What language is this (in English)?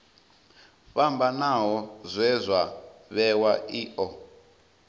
Venda